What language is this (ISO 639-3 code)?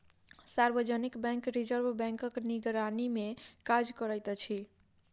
mai